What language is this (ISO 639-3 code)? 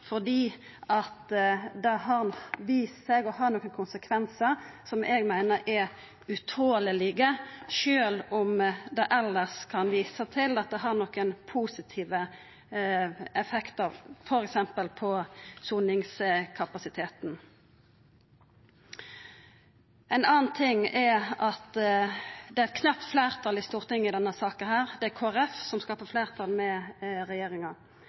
nno